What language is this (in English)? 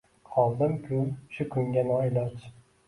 Uzbek